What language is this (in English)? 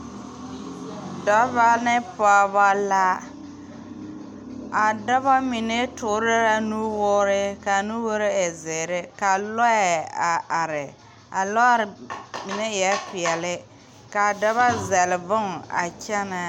Southern Dagaare